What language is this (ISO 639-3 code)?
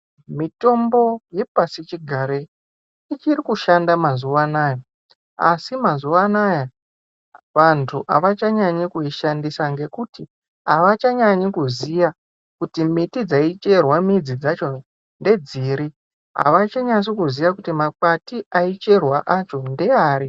ndc